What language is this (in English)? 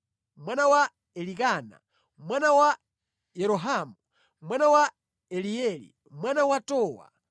Nyanja